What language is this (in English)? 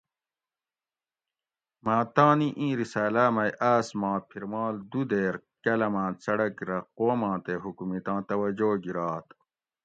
Gawri